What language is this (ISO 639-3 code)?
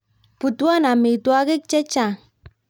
kln